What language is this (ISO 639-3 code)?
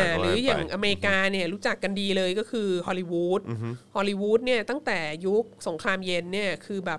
tha